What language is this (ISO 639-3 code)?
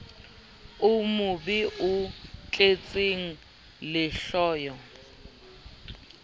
sot